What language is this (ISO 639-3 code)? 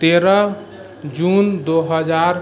mai